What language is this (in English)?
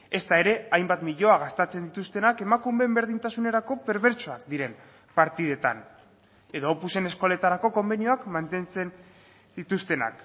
Basque